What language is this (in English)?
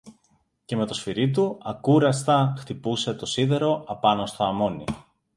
Greek